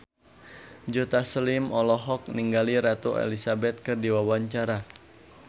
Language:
Sundanese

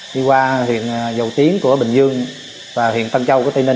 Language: Vietnamese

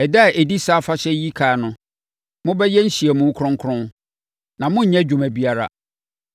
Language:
Akan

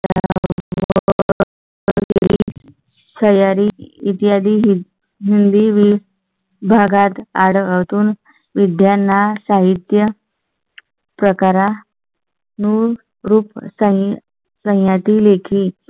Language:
Marathi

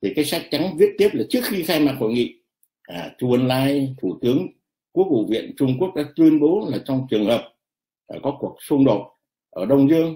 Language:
Vietnamese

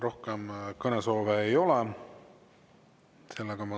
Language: Estonian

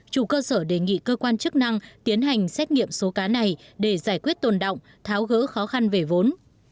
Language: Vietnamese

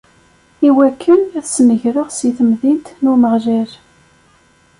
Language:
Kabyle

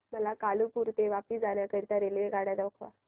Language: Marathi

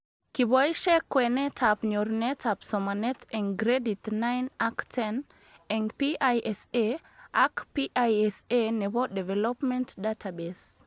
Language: Kalenjin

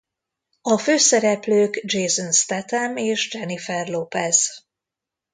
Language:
Hungarian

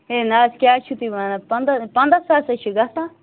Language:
Kashmiri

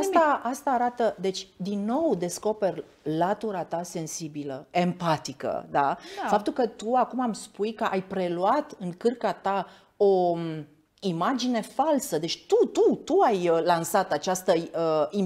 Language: Romanian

